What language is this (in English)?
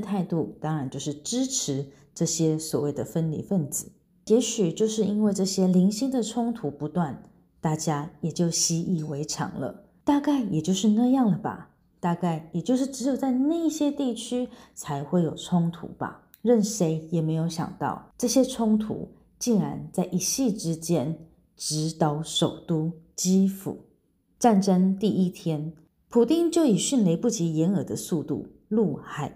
Chinese